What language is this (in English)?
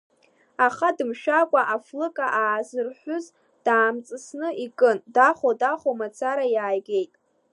Abkhazian